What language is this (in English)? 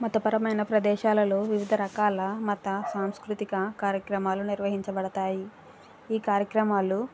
Telugu